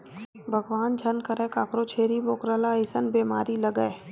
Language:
Chhattisgarhi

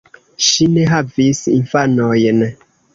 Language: Esperanto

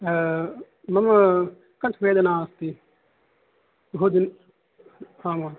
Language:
Sanskrit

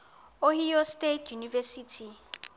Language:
Xhosa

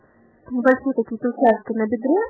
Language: Russian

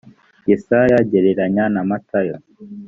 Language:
Kinyarwanda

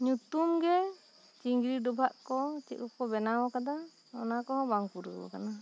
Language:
Santali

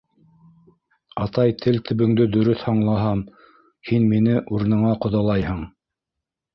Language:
Bashkir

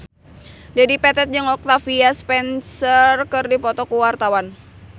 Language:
Sundanese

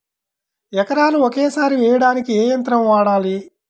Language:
Telugu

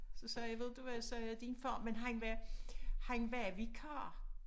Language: Danish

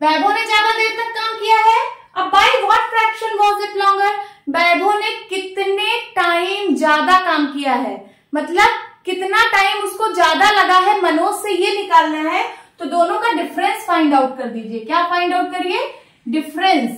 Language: Hindi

